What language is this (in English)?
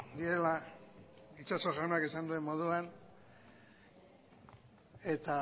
Basque